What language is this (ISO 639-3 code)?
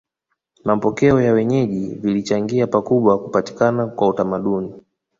swa